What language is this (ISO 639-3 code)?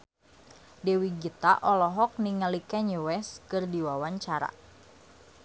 sun